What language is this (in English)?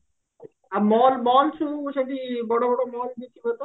Odia